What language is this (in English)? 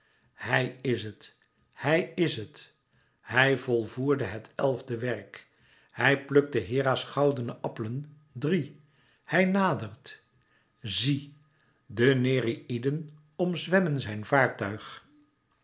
Dutch